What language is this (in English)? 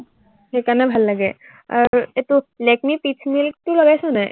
Assamese